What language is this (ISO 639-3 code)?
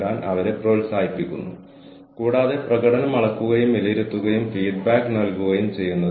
mal